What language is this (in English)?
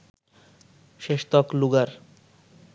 Bangla